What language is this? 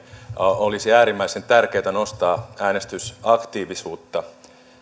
Finnish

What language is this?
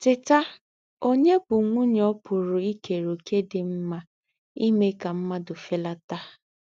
Igbo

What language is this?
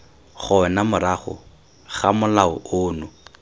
Tswana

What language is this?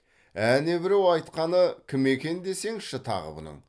Kazakh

